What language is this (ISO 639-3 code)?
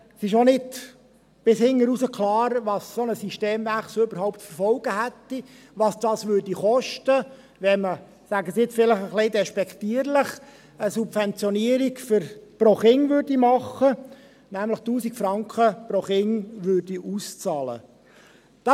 gsw